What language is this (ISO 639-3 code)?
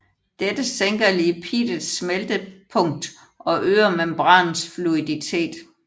dan